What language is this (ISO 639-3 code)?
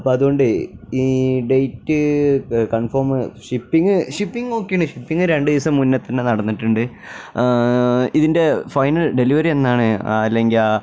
mal